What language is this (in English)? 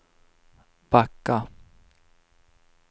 Swedish